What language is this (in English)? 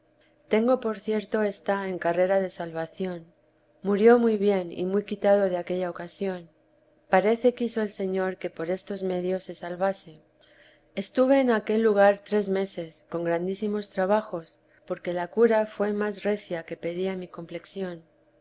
Spanish